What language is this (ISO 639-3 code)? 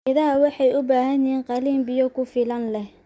som